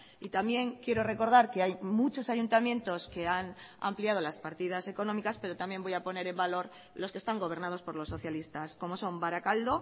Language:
Spanish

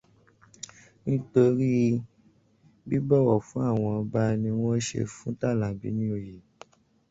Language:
Yoruba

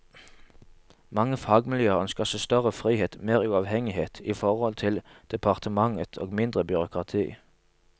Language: Norwegian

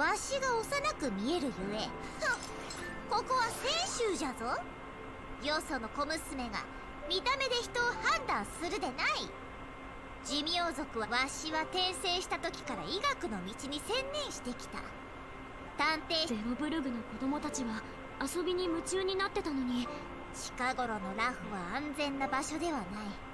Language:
Japanese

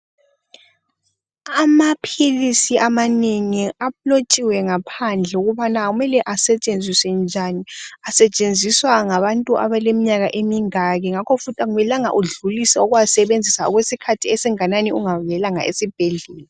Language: North Ndebele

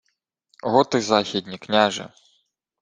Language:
Ukrainian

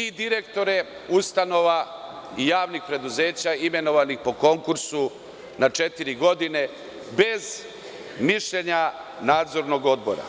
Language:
Serbian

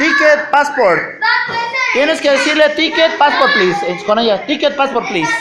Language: Spanish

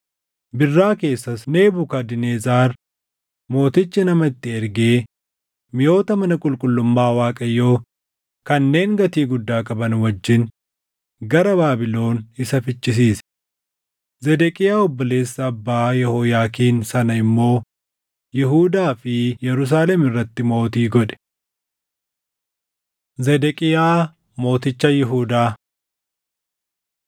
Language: Oromo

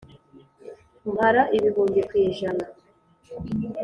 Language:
Kinyarwanda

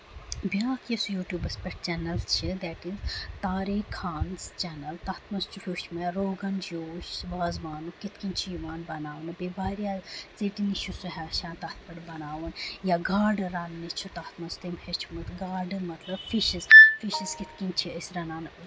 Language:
Kashmiri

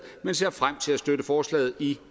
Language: Danish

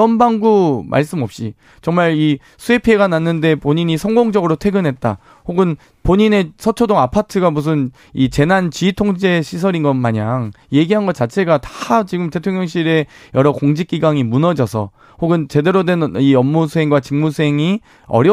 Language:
Korean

